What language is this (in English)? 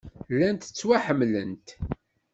Kabyle